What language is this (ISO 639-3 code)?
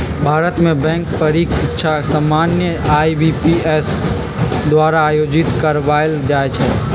mag